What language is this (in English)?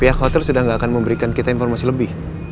Indonesian